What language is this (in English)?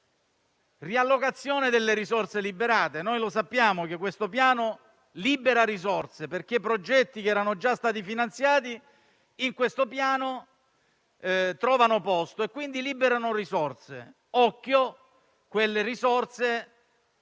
Italian